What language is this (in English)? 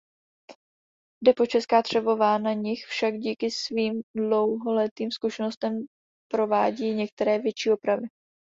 Czech